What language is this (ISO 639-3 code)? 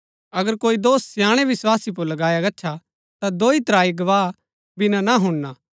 gbk